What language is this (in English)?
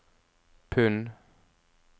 Norwegian